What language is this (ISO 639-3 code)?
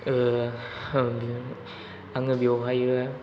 brx